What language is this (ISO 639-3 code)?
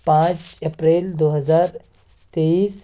urd